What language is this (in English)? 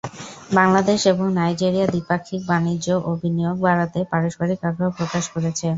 Bangla